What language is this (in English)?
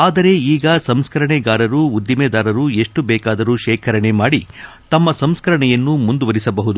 Kannada